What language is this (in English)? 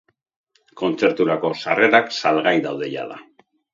Basque